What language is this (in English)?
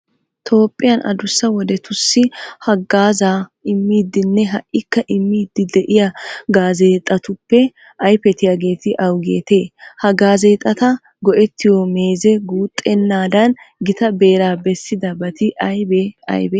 Wolaytta